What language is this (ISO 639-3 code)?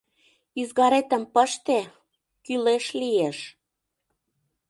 chm